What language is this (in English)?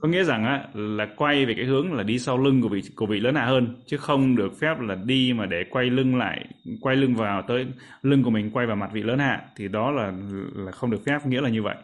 Vietnamese